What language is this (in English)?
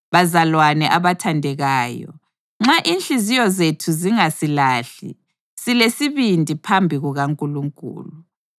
North Ndebele